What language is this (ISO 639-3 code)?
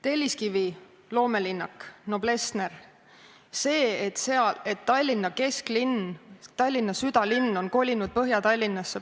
est